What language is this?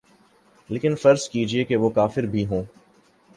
Urdu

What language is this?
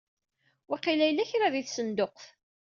Kabyle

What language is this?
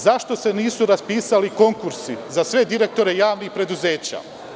Serbian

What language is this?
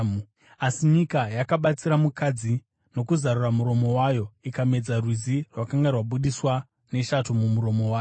Shona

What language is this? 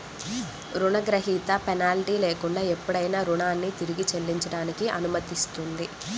Telugu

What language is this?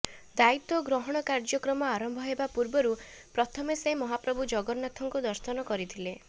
Odia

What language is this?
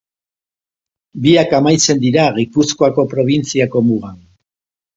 Basque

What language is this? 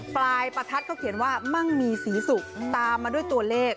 Thai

